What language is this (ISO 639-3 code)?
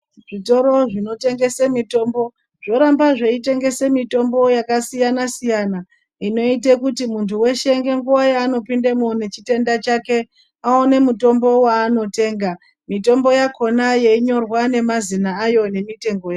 ndc